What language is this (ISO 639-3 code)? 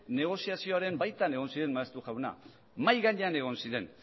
eus